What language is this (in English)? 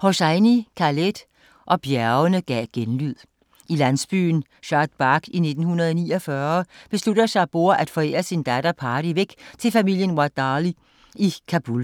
Danish